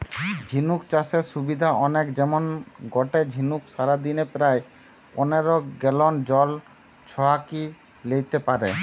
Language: Bangla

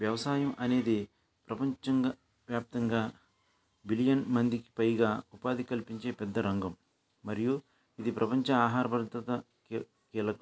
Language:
Telugu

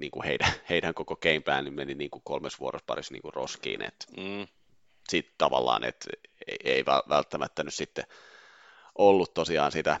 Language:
Finnish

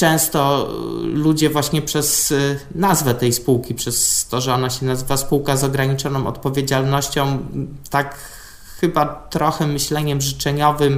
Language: Polish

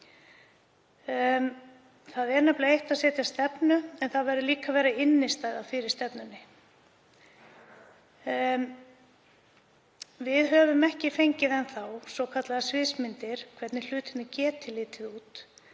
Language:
Icelandic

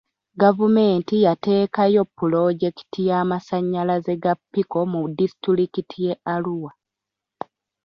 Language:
Ganda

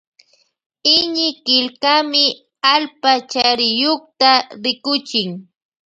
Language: Loja Highland Quichua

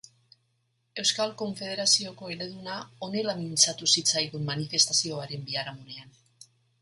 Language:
Basque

